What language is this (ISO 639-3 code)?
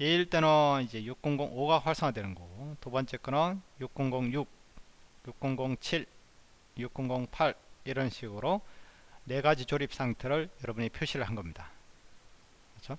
kor